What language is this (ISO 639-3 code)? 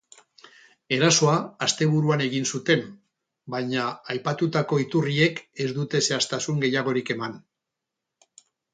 eus